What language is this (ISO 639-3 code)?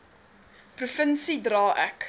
afr